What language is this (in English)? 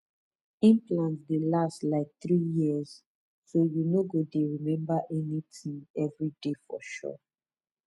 Nigerian Pidgin